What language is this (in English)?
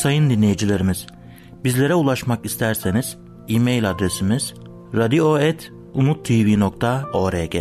Turkish